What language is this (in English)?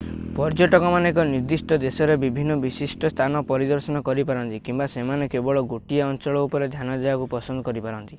Odia